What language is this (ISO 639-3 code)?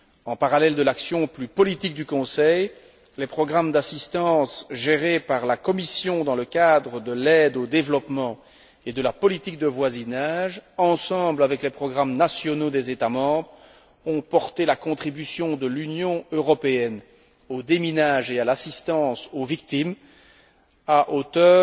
fra